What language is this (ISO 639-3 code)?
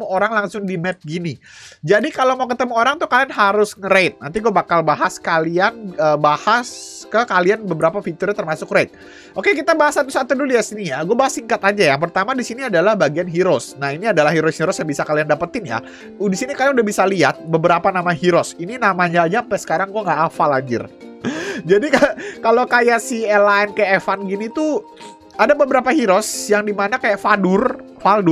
ind